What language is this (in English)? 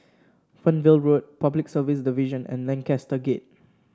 English